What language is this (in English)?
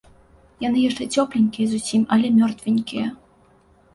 Belarusian